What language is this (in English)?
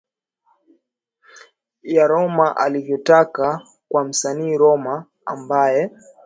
Swahili